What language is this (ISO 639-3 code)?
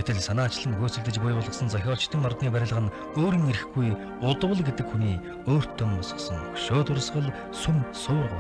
kor